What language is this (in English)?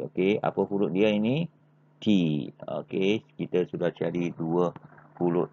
Malay